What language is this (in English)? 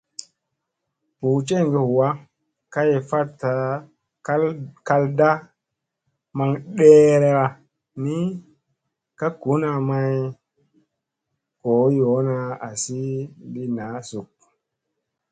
Musey